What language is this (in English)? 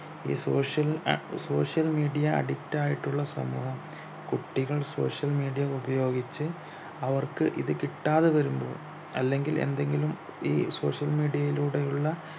Malayalam